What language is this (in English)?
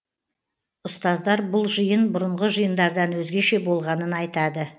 Kazakh